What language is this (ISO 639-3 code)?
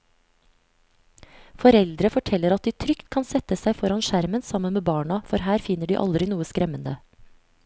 nor